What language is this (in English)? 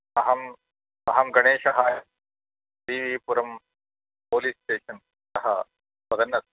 Sanskrit